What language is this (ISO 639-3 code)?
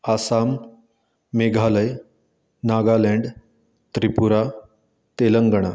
kok